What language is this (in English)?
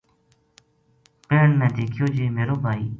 Gujari